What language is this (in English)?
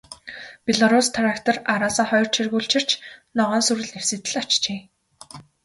Mongolian